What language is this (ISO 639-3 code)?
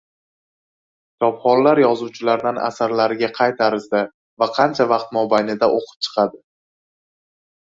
uzb